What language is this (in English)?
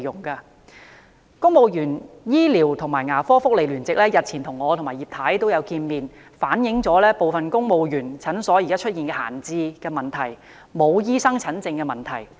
Cantonese